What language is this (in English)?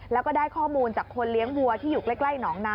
Thai